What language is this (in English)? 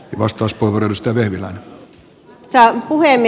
Finnish